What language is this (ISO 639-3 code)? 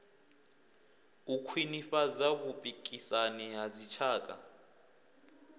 ven